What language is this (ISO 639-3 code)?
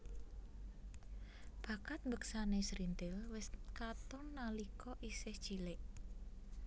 jav